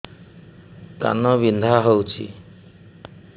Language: Odia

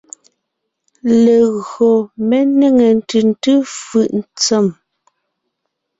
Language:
Ngiemboon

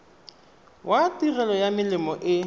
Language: Tswana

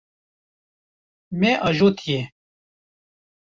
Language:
Kurdish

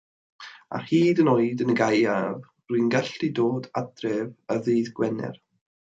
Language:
Welsh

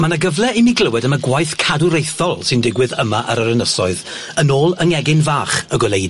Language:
Welsh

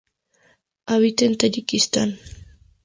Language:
Spanish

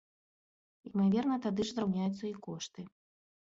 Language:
Belarusian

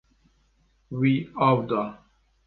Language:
Kurdish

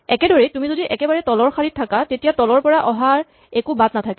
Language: Assamese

